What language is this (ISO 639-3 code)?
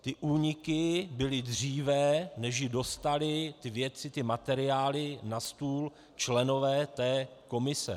ces